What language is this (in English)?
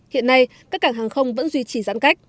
Vietnamese